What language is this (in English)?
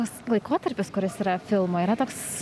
Lithuanian